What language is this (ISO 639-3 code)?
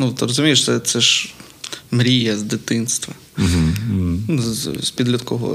ukr